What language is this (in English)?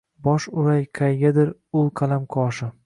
Uzbek